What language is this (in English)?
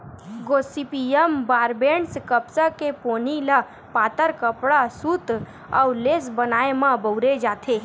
Chhattisgarhi